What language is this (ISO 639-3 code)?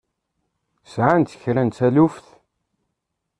kab